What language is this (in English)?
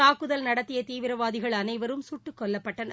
Tamil